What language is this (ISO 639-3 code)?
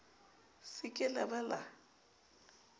sot